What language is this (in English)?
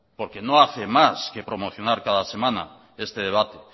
Spanish